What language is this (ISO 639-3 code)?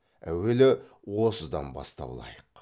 kaz